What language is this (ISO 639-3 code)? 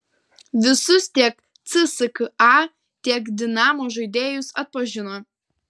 lit